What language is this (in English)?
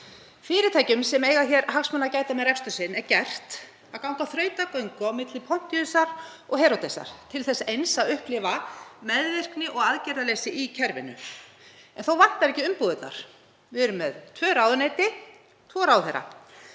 Icelandic